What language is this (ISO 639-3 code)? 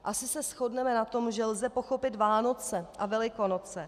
ces